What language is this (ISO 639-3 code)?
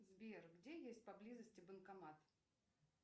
rus